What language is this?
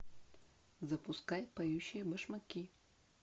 Russian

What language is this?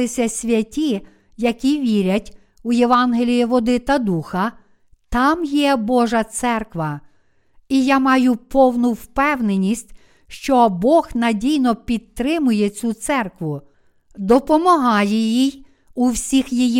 Ukrainian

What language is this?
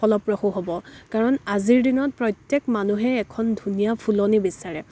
Assamese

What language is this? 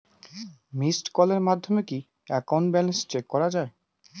Bangla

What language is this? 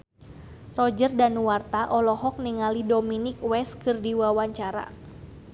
Sundanese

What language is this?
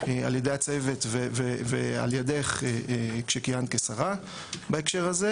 Hebrew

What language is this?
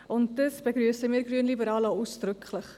Swiss German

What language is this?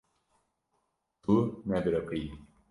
Kurdish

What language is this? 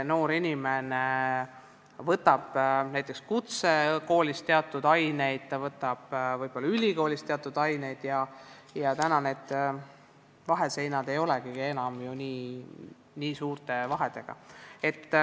Estonian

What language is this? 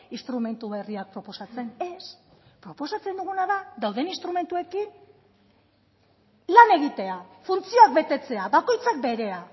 Basque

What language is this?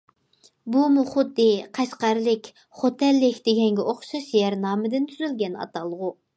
Uyghur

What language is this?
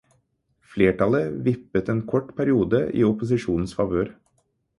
Norwegian Bokmål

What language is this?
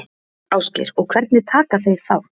Icelandic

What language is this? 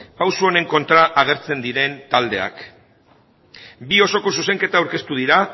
Basque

